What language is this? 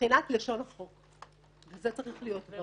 Hebrew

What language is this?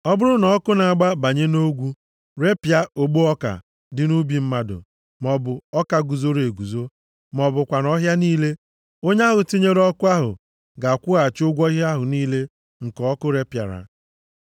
Igbo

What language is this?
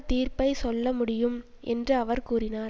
Tamil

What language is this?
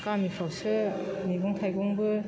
Bodo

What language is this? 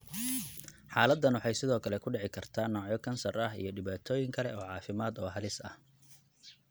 Somali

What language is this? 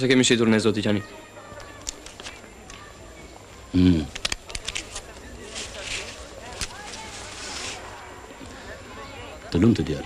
Romanian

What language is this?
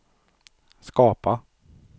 Swedish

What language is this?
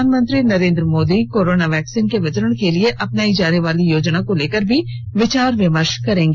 Hindi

